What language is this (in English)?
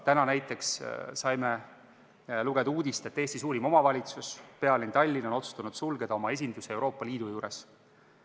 Estonian